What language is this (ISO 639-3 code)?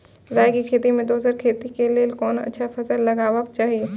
mai